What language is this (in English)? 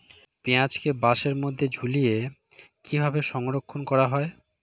Bangla